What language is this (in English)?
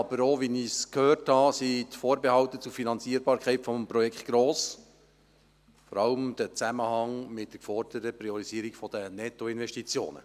Swiss German